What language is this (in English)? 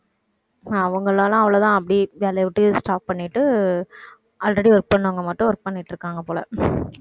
Tamil